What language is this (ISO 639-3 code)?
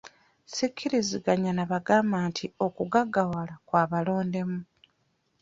lug